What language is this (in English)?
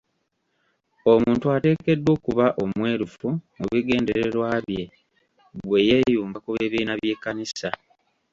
Ganda